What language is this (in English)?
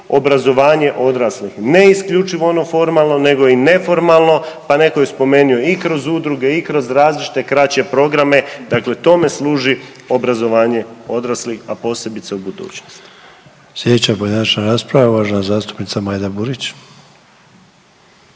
Croatian